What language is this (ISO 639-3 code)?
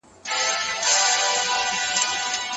pus